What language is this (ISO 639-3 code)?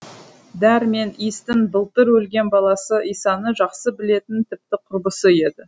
kaz